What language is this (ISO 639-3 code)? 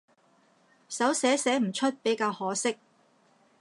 yue